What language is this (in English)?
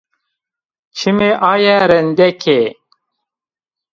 Zaza